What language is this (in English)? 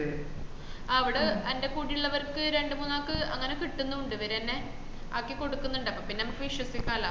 Malayalam